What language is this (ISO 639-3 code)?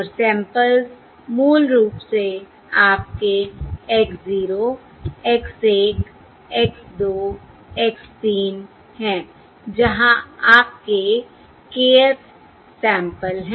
hin